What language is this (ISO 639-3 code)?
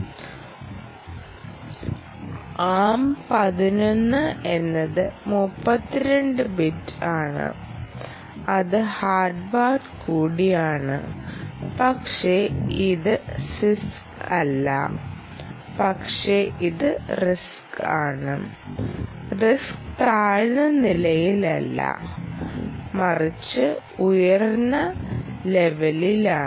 mal